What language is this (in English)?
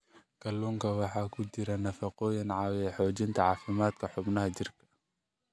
Somali